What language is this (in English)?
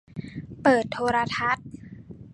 Thai